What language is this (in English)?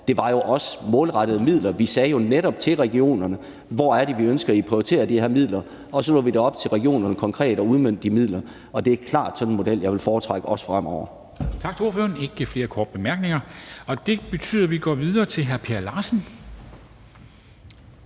Danish